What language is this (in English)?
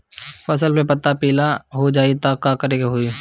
Bhojpuri